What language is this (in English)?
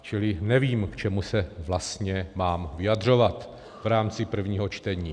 Czech